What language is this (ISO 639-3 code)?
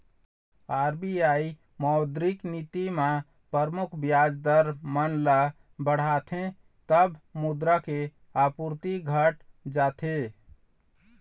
hne